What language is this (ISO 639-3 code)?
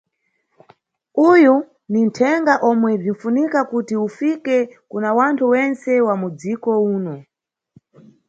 nyu